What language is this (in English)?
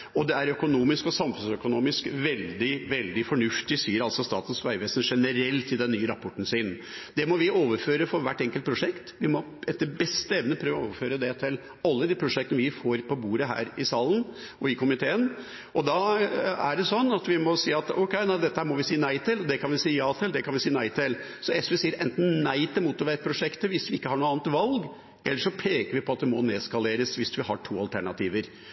Norwegian Bokmål